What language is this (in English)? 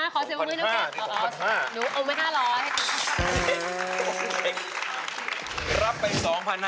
Thai